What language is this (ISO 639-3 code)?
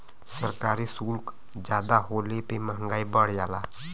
bho